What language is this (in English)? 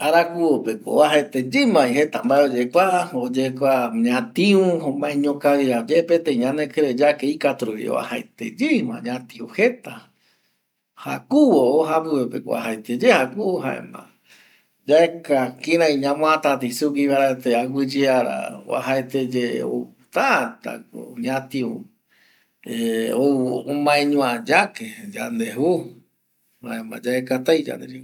Eastern Bolivian Guaraní